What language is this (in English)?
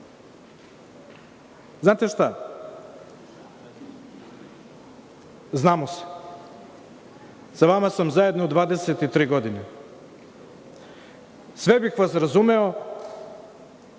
Serbian